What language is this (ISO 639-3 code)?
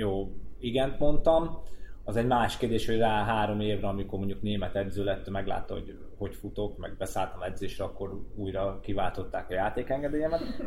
hun